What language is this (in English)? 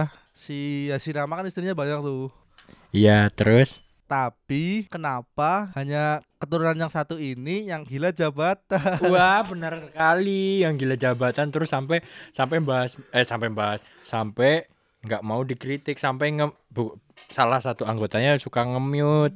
Indonesian